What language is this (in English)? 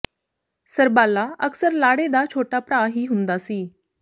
Punjabi